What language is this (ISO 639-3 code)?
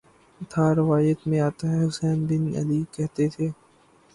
urd